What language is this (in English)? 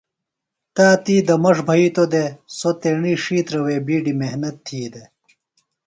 Phalura